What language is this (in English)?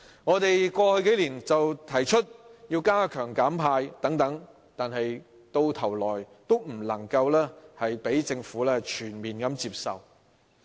Cantonese